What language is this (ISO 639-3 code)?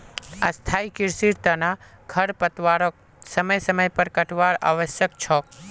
mag